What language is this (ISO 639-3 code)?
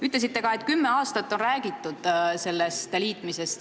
est